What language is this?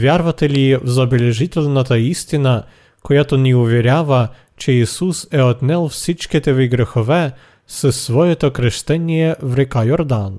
Bulgarian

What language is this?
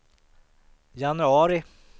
Swedish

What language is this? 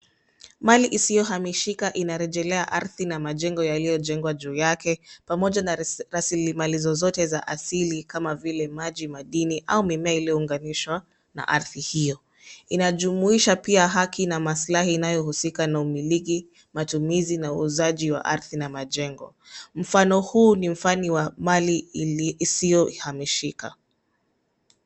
Swahili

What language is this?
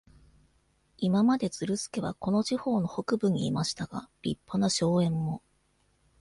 Japanese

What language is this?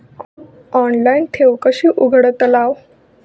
Marathi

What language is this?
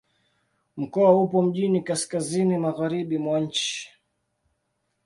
Swahili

